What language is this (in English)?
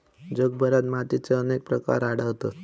Marathi